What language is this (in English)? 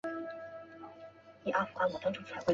Chinese